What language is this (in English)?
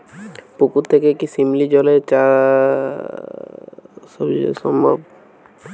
Bangla